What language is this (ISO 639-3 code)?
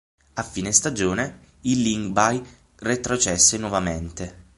ita